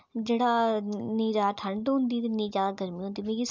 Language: Dogri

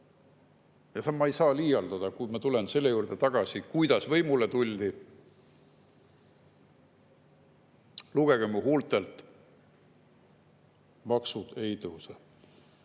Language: Estonian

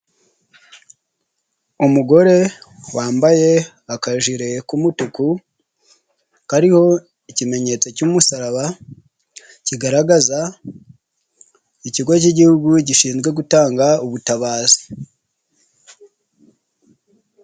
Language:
Kinyarwanda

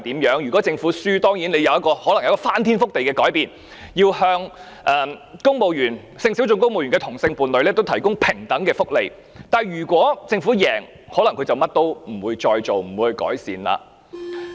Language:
Cantonese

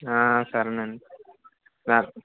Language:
Telugu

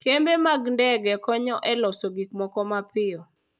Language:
Luo (Kenya and Tanzania)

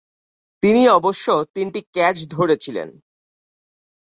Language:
Bangla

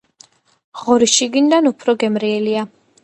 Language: Georgian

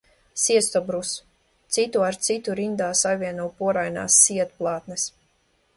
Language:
Latvian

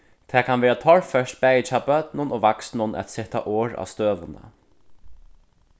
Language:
Faroese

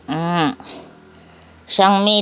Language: Nepali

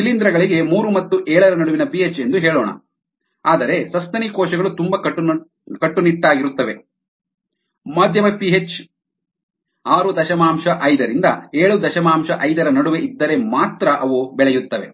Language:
Kannada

